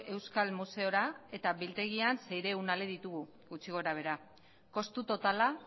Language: Basque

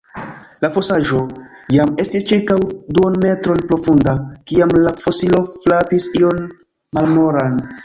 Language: Esperanto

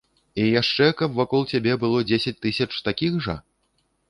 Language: Belarusian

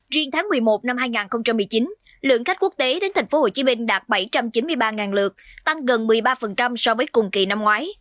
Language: Vietnamese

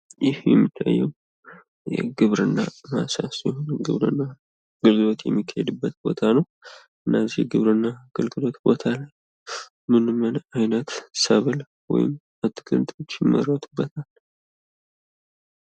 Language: Amharic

